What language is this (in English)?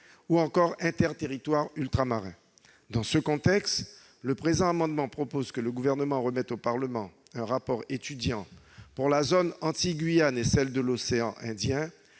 French